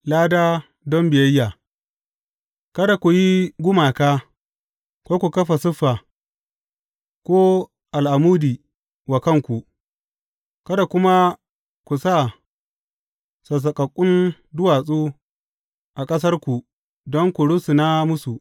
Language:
Hausa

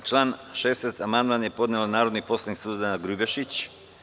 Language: Serbian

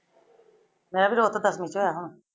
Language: Punjabi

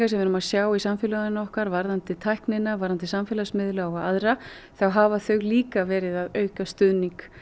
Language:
Icelandic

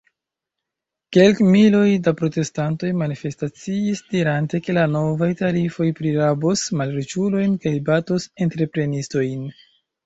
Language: Esperanto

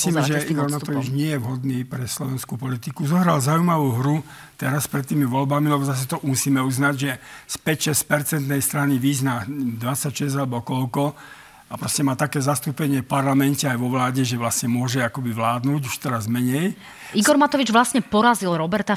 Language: Slovak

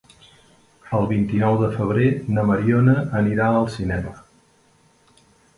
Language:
Catalan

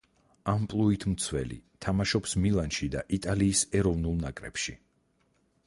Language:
Georgian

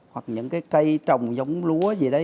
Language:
Vietnamese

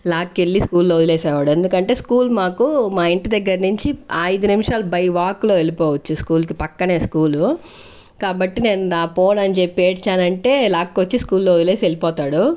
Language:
Telugu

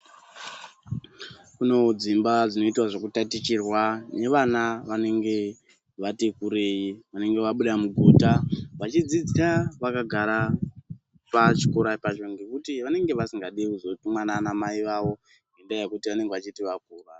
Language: Ndau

